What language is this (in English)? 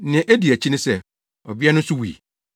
Akan